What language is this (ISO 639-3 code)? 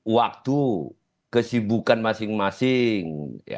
ind